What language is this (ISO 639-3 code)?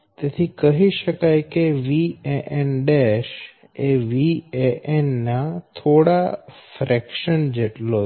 guj